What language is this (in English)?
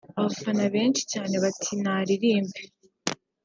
Kinyarwanda